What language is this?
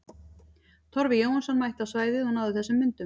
Icelandic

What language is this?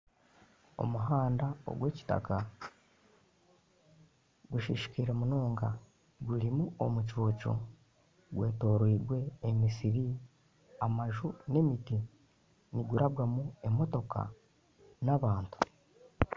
Nyankole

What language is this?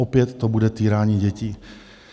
Czech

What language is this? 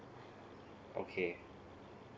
English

